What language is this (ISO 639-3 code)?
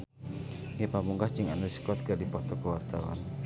sun